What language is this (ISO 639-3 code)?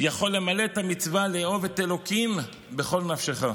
heb